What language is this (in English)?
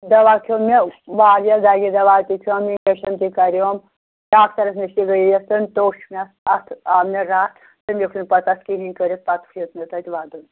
Kashmiri